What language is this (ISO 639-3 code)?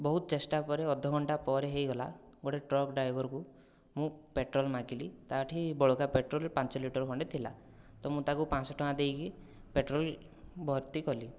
ori